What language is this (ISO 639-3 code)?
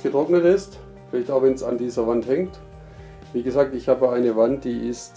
deu